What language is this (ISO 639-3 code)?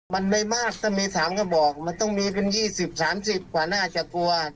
tha